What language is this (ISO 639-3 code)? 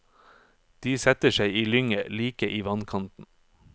nor